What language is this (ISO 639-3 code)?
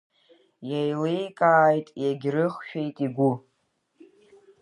abk